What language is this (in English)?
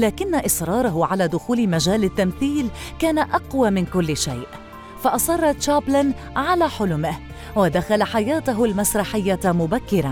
Arabic